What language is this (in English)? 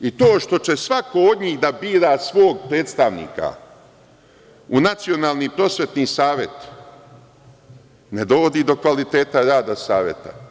Serbian